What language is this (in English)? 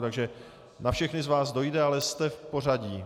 Czech